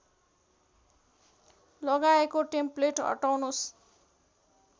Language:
Nepali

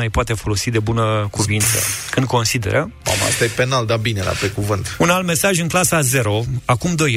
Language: Romanian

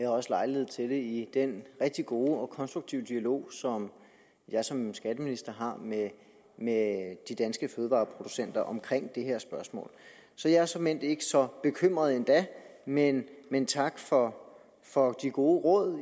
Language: Danish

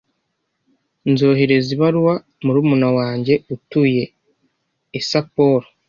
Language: Kinyarwanda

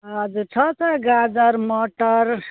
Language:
Nepali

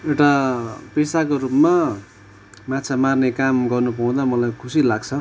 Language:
Nepali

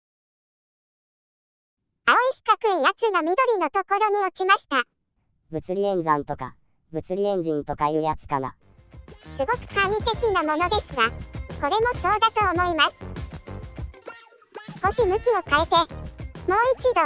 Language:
Japanese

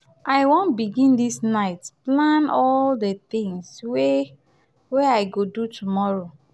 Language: Nigerian Pidgin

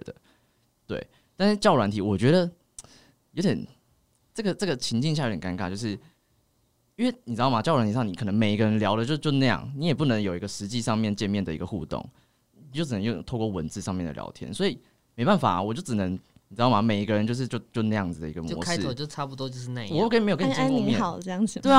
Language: Chinese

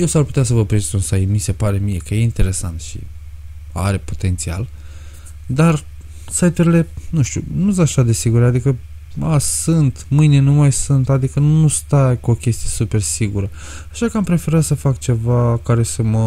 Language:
Romanian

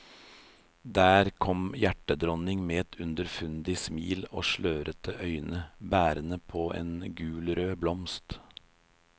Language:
Norwegian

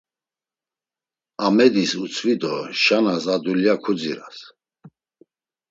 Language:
Laz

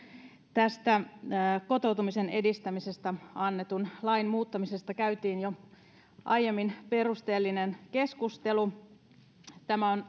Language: Finnish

